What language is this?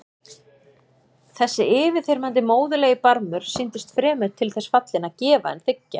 Icelandic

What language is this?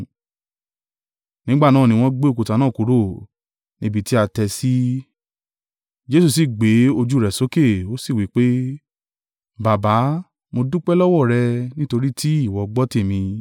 Yoruba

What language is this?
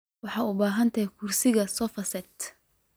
Somali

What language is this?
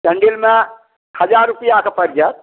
Maithili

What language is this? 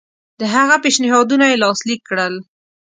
Pashto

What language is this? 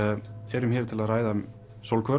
Icelandic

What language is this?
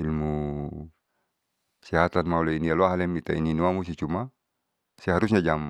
Saleman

